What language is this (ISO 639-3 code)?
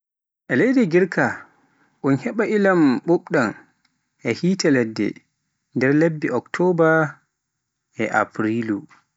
fuf